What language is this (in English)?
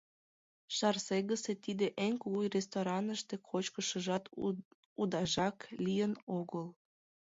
Mari